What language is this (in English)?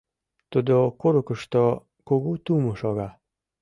Mari